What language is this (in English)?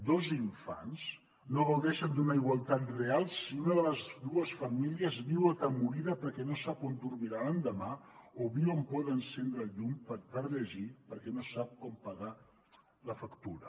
Catalan